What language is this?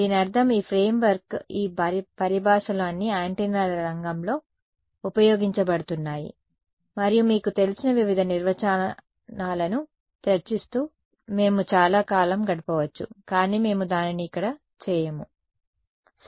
Telugu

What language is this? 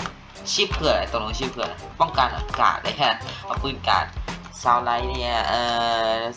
Thai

